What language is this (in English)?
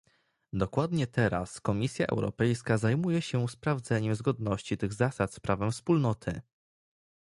Polish